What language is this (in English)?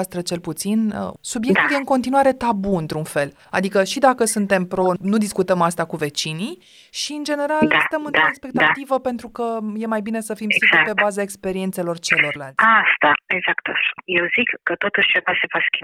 Romanian